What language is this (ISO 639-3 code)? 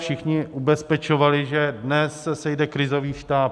ces